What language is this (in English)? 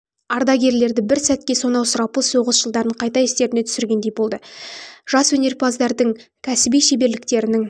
Kazakh